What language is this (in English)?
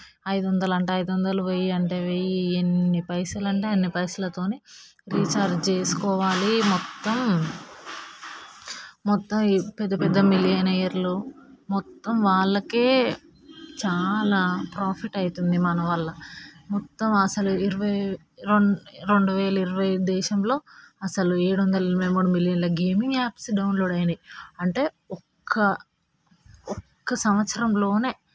Telugu